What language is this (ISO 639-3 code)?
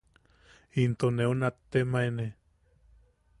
yaq